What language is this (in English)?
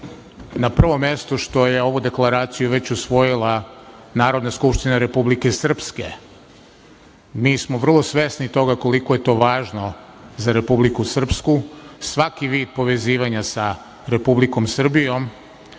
Serbian